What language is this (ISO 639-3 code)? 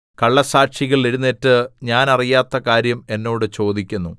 mal